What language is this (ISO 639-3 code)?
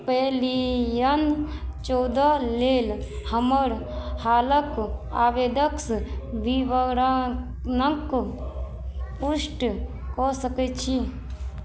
mai